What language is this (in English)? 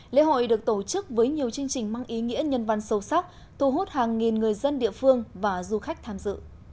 Vietnamese